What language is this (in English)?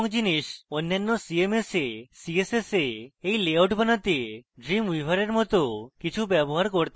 Bangla